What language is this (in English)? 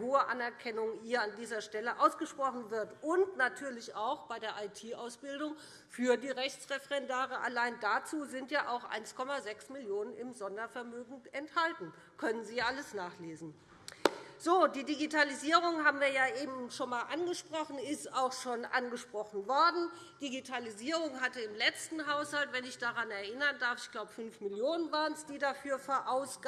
German